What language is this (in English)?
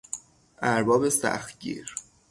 Persian